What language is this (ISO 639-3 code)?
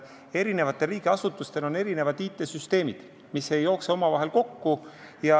est